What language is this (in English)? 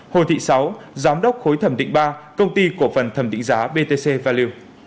Vietnamese